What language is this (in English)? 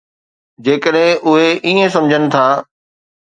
Sindhi